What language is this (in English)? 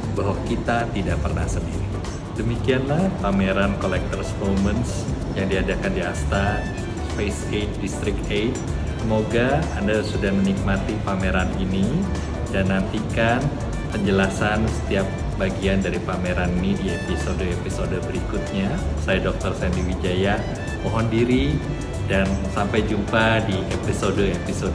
Indonesian